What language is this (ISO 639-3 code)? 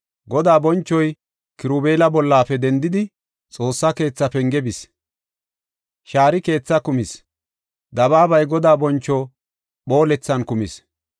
gof